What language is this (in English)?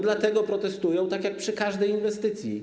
Polish